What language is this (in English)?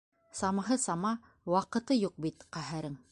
Bashkir